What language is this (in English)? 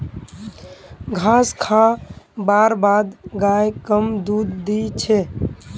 Magahi